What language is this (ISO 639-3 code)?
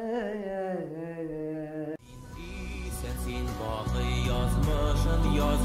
nld